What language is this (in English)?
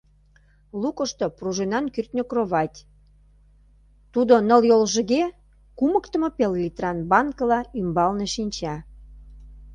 Mari